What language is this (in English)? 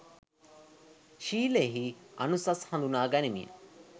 Sinhala